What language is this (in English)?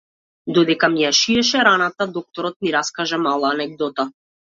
Macedonian